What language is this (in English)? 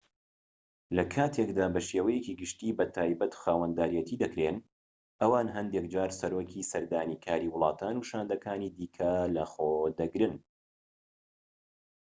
Central Kurdish